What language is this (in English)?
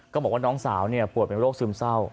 Thai